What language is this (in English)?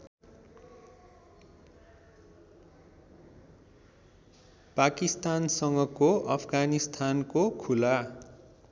Nepali